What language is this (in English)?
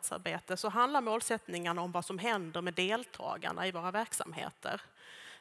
Swedish